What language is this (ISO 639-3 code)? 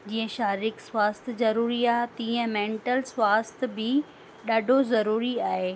snd